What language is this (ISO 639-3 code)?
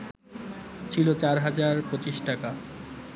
ben